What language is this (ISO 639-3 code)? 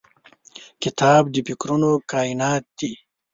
pus